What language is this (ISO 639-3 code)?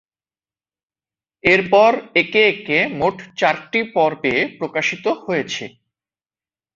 ben